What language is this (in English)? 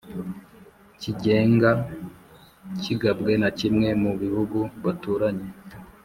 Kinyarwanda